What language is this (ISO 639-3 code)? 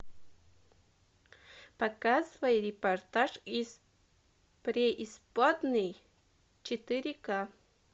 rus